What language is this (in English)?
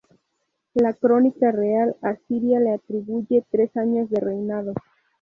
Spanish